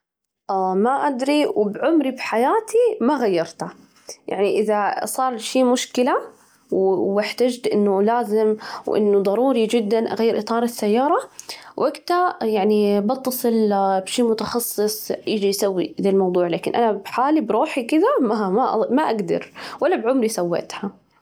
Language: Najdi Arabic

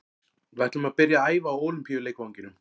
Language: Icelandic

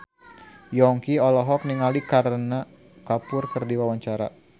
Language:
Sundanese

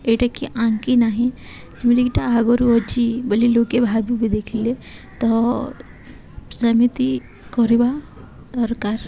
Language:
Odia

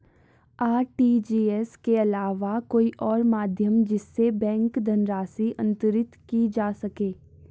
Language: Hindi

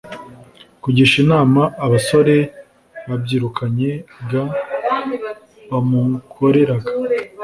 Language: Kinyarwanda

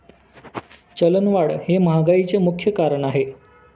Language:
Marathi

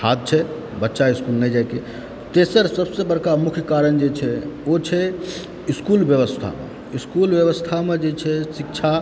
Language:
Maithili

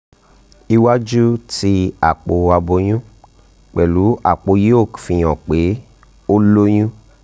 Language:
Yoruba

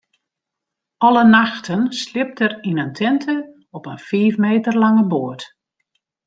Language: Western Frisian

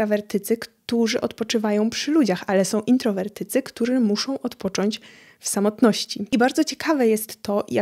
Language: Polish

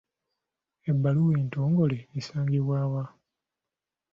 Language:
Ganda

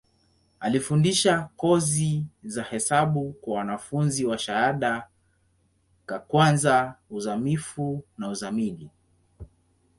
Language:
Swahili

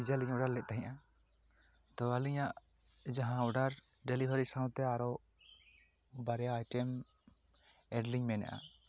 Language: Santali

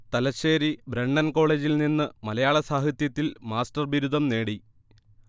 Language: Malayalam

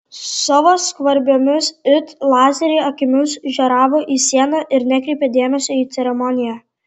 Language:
Lithuanian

